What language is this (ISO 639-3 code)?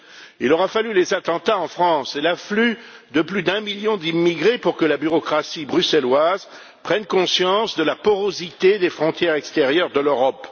fra